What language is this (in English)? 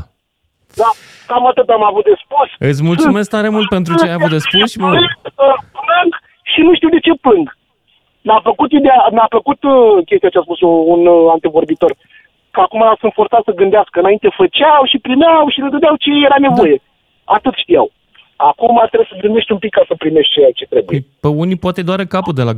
Romanian